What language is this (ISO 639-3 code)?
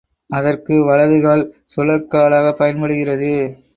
tam